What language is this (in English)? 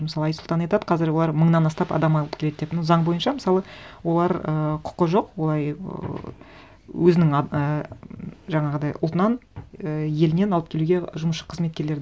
Kazakh